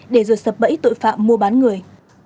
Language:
Vietnamese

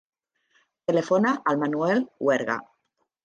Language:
Catalan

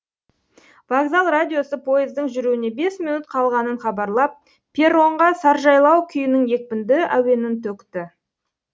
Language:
Kazakh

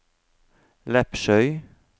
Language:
Norwegian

